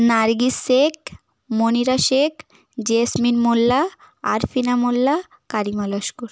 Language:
Bangla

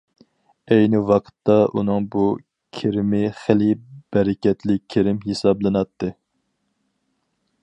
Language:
Uyghur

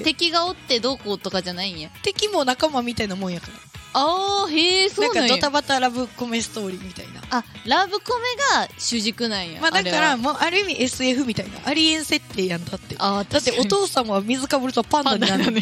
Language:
Japanese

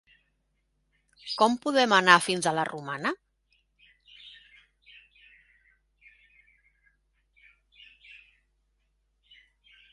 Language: Catalan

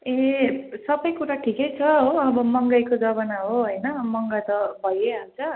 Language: Nepali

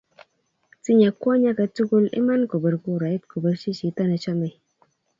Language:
Kalenjin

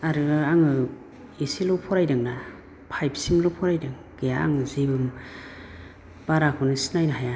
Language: Bodo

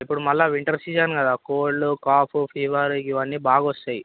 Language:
Telugu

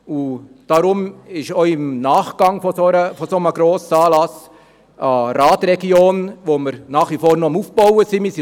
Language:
Swiss German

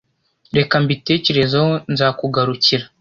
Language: Kinyarwanda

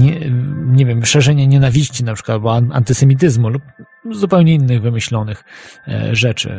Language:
Polish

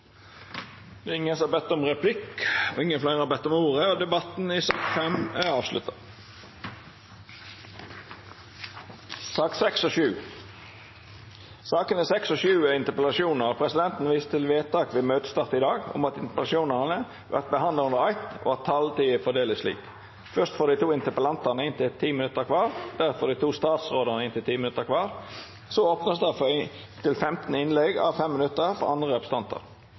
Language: Norwegian Nynorsk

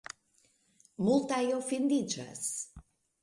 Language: Esperanto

